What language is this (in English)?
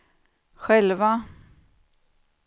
Swedish